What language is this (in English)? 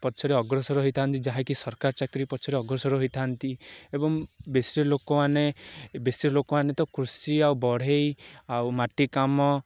Odia